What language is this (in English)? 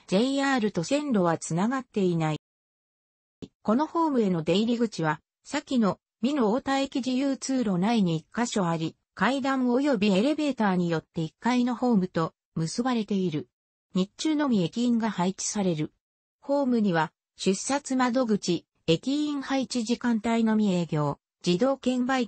Japanese